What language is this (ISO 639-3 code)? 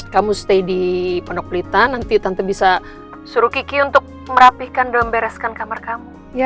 ind